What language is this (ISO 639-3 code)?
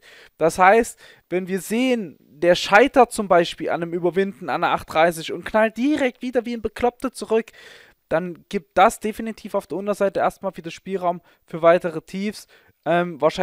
deu